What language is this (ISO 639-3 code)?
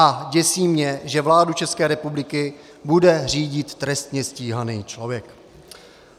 ces